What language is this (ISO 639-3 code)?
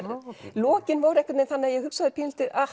isl